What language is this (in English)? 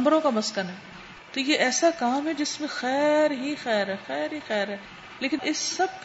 Urdu